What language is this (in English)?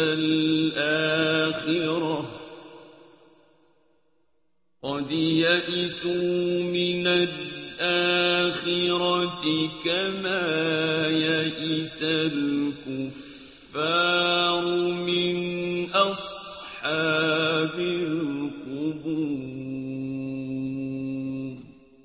Arabic